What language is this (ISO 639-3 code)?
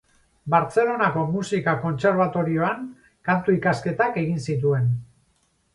eus